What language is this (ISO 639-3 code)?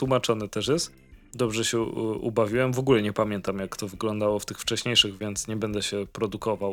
pol